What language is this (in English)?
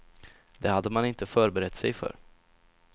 Swedish